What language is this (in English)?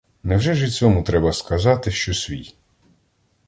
Ukrainian